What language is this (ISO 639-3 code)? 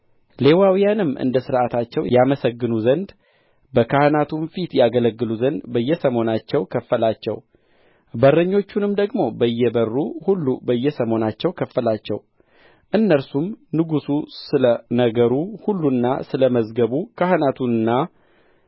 amh